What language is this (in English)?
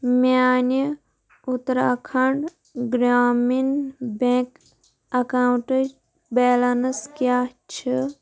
Kashmiri